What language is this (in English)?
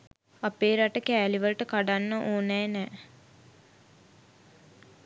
Sinhala